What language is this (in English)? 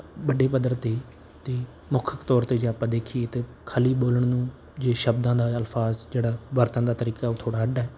Punjabi